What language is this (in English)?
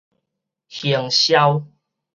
Min Nan Chinese